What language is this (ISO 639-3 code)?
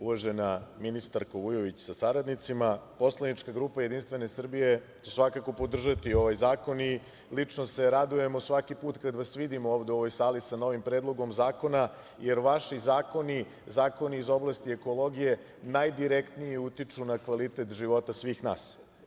srp